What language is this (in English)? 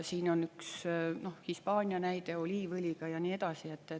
Estonian